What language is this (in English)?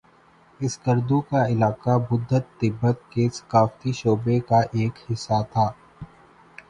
Urdu